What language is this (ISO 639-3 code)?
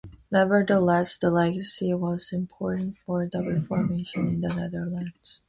eng